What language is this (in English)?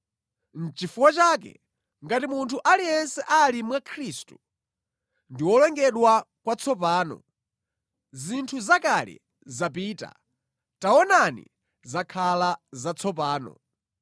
Nyanja